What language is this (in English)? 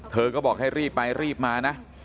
Thai